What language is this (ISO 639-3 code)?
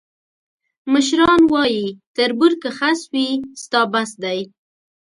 pus